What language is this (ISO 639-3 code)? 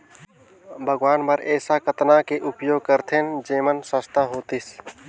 hne